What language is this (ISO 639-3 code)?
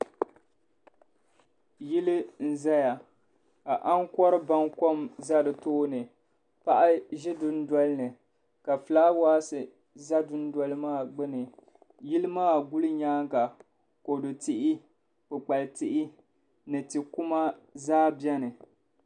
dag